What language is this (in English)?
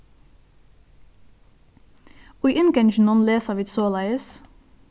Faroese